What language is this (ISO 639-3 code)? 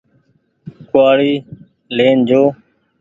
gig